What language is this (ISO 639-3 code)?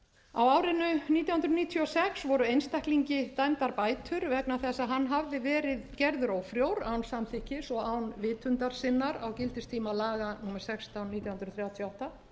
isl